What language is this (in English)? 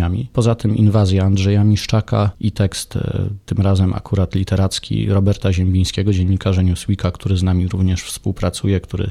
Polish